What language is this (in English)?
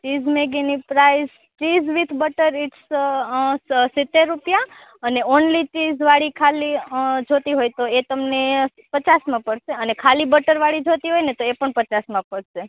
Gujarati